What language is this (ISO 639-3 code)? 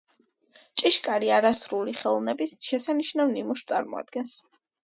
kat